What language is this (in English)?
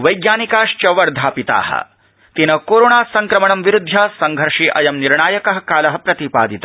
Sanskrit